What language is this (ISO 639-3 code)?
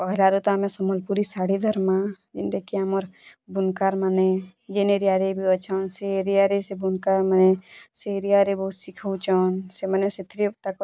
ori